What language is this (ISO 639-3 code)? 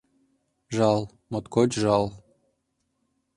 chm